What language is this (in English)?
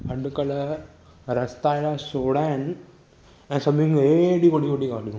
Sindhi